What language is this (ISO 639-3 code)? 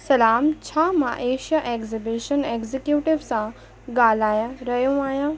snd